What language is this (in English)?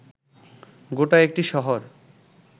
Bangla